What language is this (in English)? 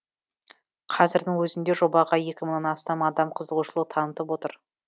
Kazakh